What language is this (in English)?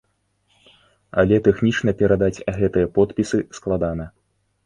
Belarusian